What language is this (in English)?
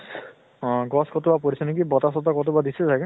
Assamese